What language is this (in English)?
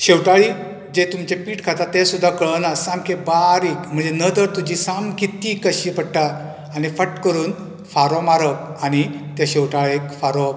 Konkani